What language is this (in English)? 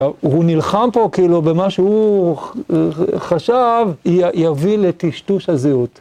Hebrew